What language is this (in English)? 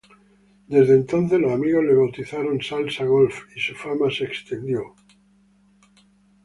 Spanish